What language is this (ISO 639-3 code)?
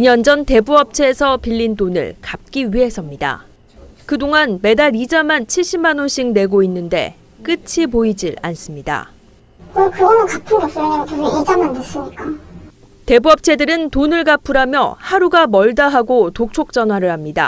kor